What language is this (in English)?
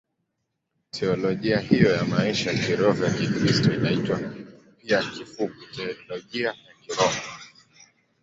Swahili